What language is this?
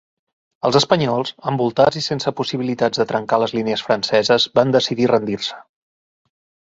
Catalan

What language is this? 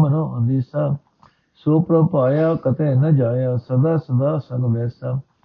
Punjabi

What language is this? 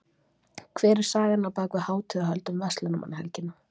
Icelandic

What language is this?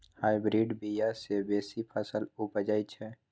Maithili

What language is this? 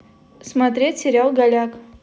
Russian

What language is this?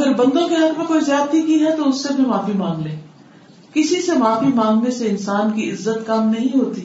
Urdu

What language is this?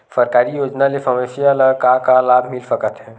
Chhattisgarhi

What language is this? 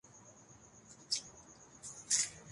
Urdu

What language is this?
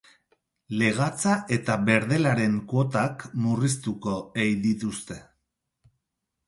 Basque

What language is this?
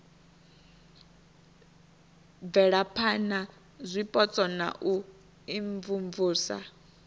Venda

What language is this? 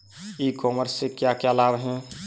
Hindi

